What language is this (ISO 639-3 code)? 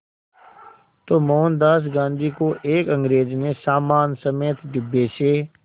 hin